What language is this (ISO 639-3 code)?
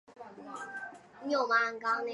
zho